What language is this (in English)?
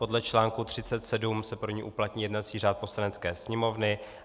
Czech